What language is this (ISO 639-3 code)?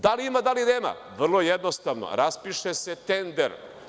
srp